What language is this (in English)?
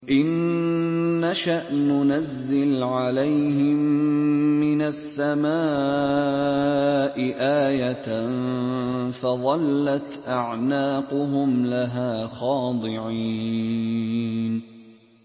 Arabic